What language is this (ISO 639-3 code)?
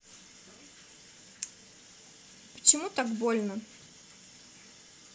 rus